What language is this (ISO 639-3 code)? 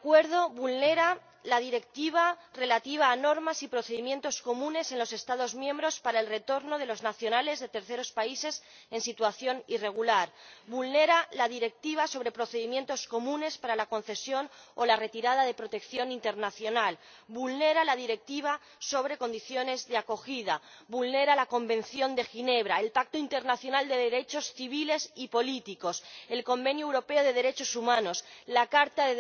spa